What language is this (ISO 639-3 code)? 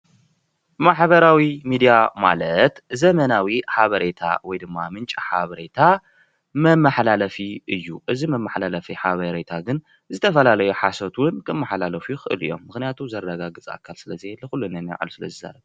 tir